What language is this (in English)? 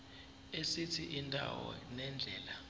Zulu